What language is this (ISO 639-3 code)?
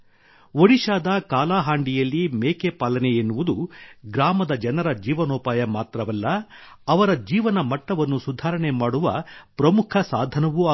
kan